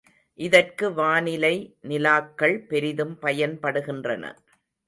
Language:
Tamil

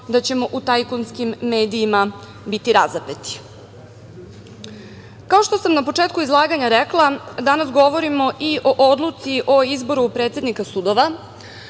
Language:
Serbian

